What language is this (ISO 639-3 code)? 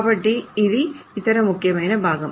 tel